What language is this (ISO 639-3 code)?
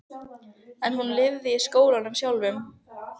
isl